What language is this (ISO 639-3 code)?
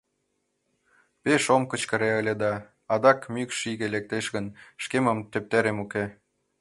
chm